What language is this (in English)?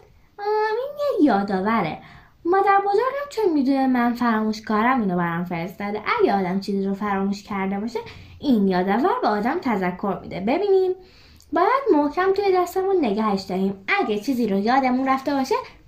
Persian